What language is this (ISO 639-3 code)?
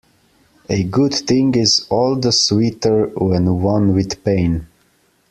eng